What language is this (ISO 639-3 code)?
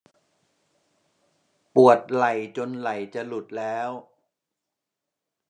tha